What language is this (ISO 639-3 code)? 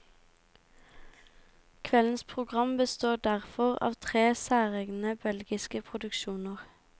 nor